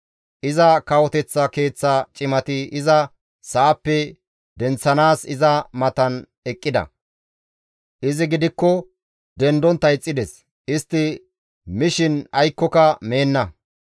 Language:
Gamo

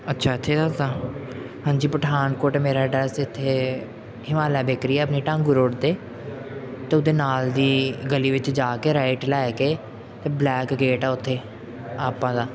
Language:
Punjabi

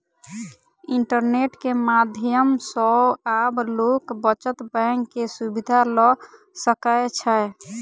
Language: Maithili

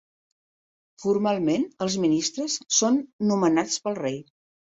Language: Catalan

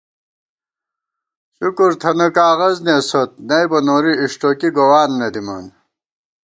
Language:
Gawar-Bati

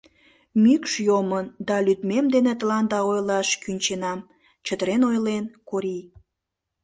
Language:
Mari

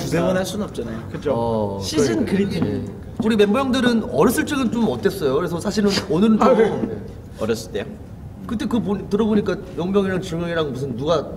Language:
Korean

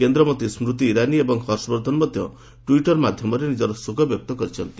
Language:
Odia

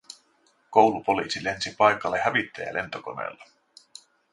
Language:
Finnish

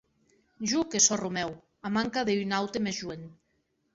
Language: Occitan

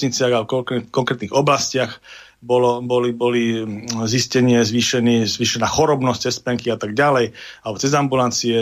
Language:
Slovak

